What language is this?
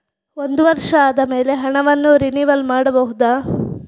Kannada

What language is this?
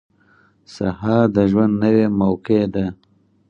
Pashto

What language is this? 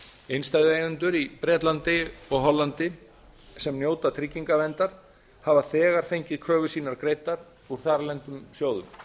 Icelandic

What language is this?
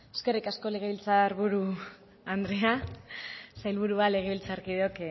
Basque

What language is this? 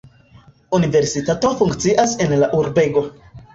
Esperanto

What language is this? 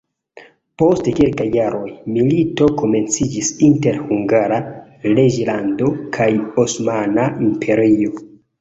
Esperanto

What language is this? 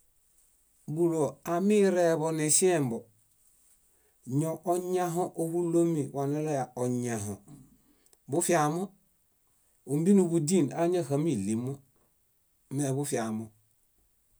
Bayot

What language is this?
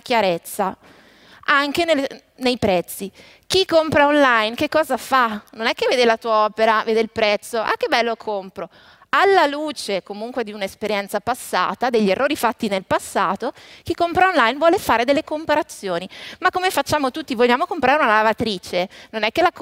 Italian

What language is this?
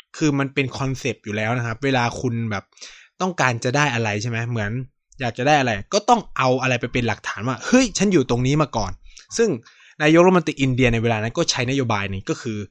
Thai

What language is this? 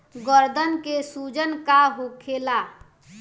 Bhojpuri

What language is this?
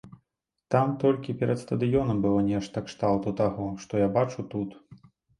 Belarusian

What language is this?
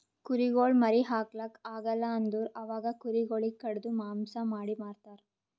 Kannada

